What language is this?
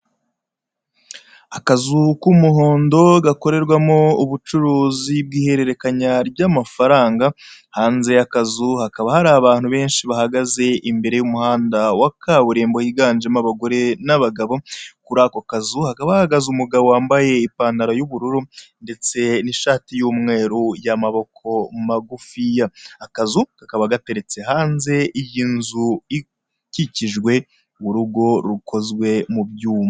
Kinyarwanda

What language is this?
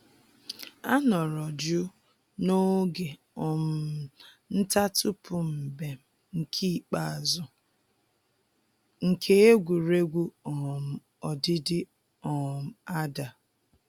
Igbo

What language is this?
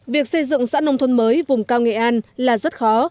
Vietnamese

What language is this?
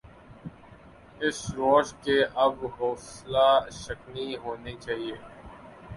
Urdu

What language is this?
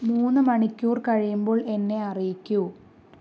Malayalam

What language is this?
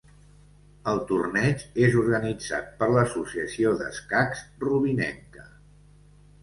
Catalan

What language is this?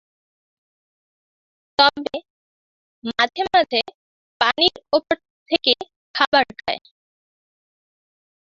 Bangla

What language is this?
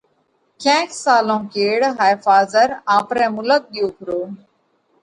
Parkari Koli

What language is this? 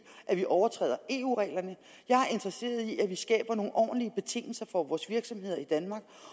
Danish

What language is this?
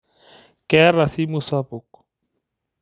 Masai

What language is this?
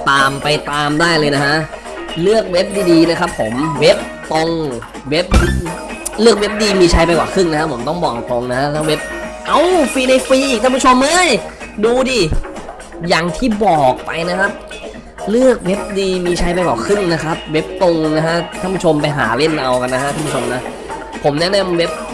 Thai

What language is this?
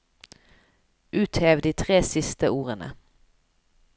Norwegian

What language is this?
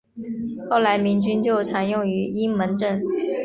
Chinese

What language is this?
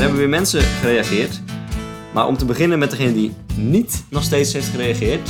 Dutch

